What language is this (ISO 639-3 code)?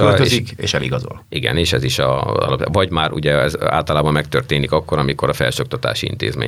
hun